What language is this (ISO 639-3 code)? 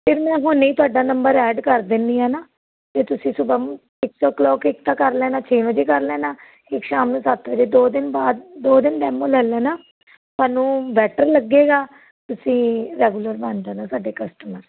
pan